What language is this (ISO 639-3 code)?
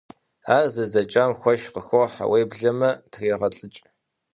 kbd